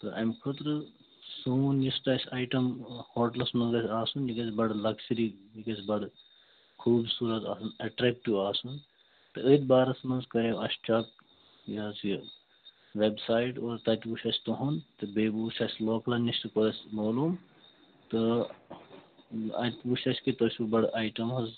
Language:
Kashmiri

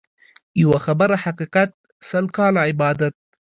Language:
Pashto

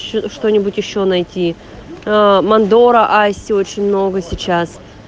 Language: Russian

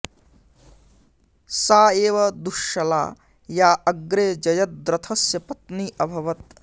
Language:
Sanskrit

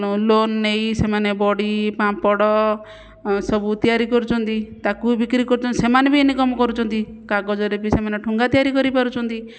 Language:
Odia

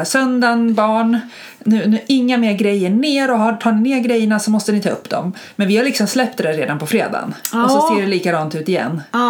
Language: Swedish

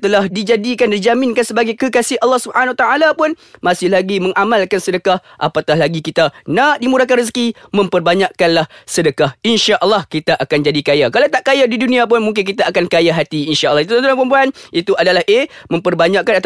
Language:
Malay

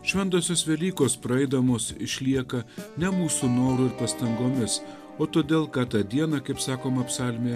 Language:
Lithuanian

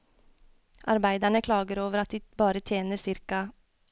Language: Norwegian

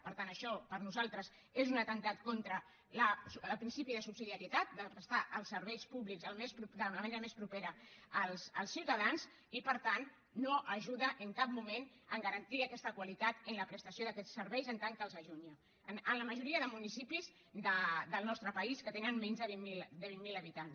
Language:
Catalan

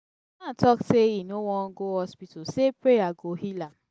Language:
Nigerian Pidgin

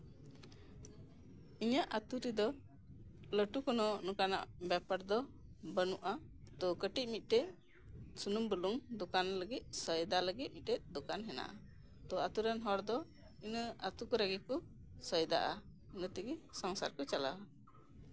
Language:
Santali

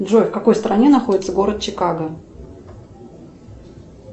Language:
Russian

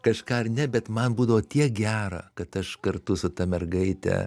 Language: Lithuanian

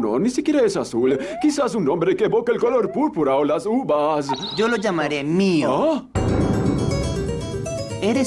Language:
Spanish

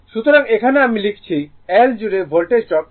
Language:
Bangla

